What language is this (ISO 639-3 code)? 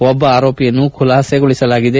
kan